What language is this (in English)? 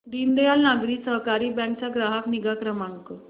Marathi